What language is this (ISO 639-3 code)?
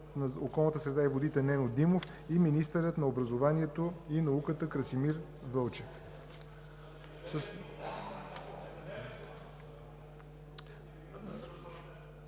bul